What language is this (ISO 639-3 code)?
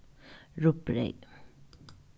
fao